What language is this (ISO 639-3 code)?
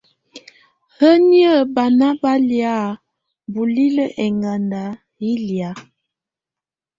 tvu